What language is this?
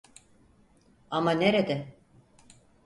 Turkish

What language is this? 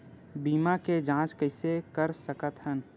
Chhattisgarhi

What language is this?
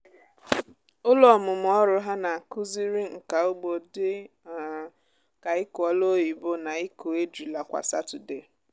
Igbo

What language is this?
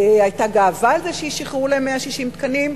Hebrew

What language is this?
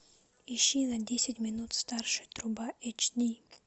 Russian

